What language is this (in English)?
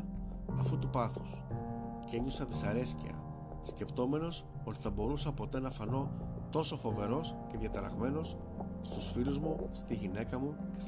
Greek